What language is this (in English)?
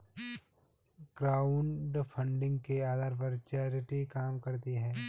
Hindi